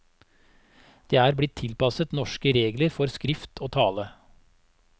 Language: Norwegian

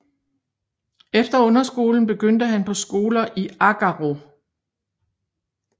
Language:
Danish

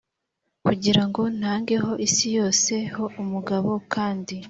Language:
Kinyarwanda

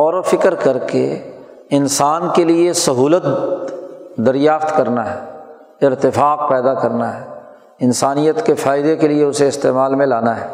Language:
Urdu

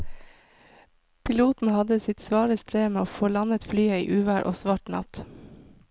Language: Norwegian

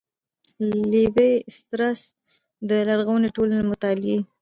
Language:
Pashto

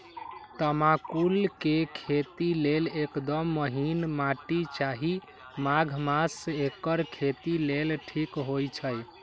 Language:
Magahi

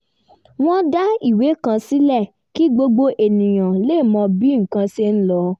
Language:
Yoruba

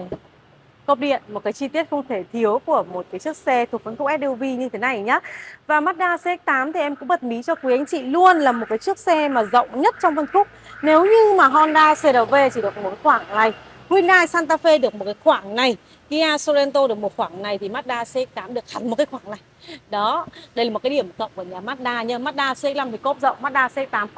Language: Vietnamese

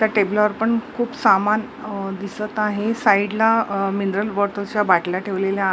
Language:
Marathi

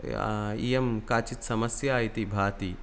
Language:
Sanskrit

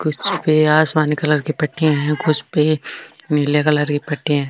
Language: Marwari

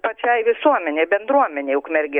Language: Lithuanian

